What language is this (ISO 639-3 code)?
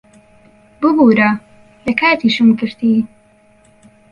ckb